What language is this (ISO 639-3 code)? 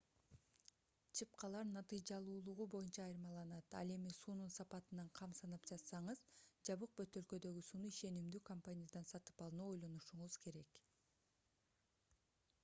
kir